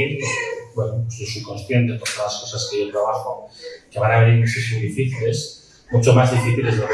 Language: Spanish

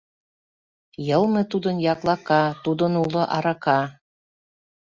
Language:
Mari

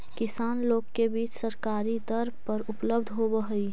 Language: Magahi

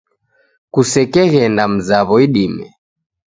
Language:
Taita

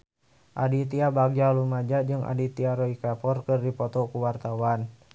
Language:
Sundanese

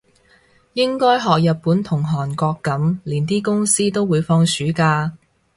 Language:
Cantonese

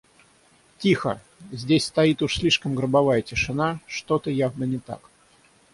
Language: Russian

